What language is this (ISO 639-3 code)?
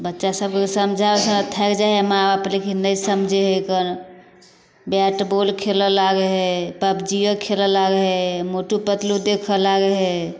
mai